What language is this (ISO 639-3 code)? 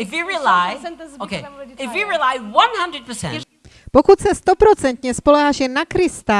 ces